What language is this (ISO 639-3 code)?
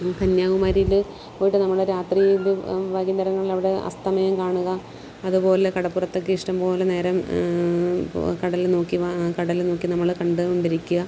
mal